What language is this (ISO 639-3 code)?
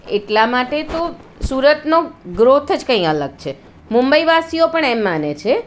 guj